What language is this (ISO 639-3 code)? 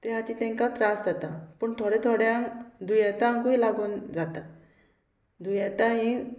kok